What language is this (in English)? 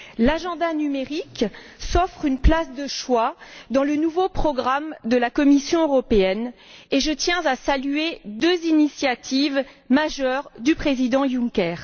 French